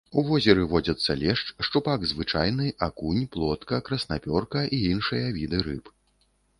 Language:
Belarusian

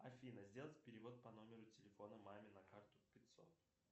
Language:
Russian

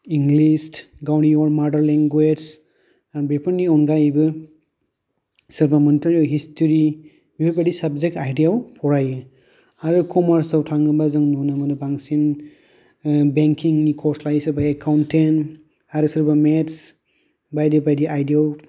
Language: Bodo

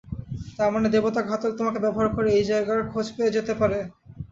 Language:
Bangla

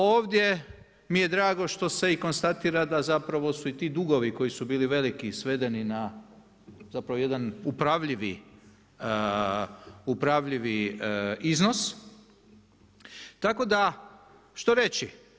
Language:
Croatian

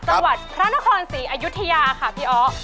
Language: Thai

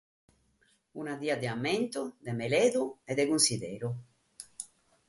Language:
Sardinian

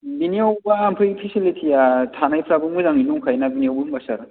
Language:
Bodo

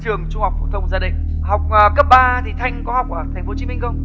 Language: Vietnamese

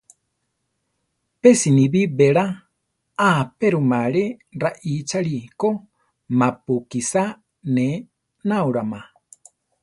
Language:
Central Tarahumara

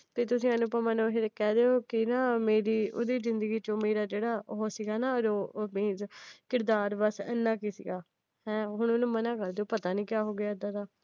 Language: Punjabi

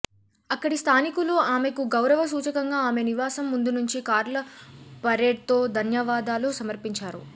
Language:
Telugu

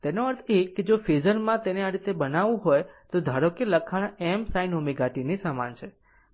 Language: Gujarati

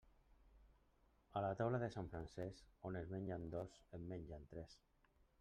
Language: Catalan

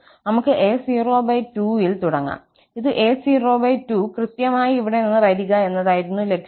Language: Malayalam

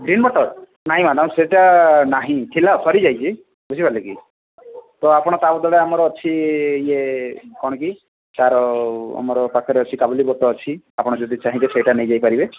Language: Odia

